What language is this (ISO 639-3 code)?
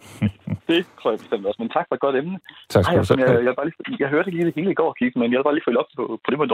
dan